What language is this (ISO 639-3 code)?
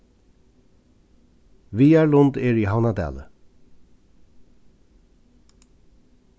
fao